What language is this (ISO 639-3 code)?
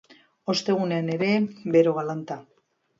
eus